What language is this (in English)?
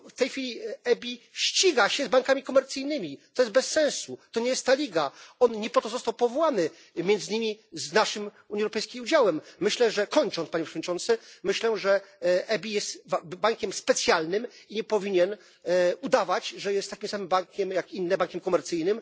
Polish